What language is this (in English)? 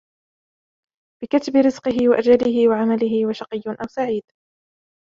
Arabic